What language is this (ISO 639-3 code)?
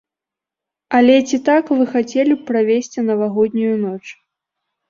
bel